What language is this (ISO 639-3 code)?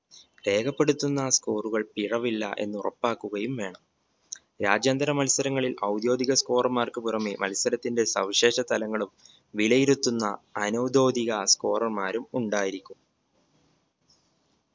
mal